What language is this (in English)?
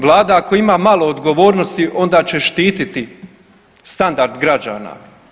Croatian